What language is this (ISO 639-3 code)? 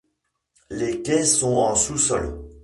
fra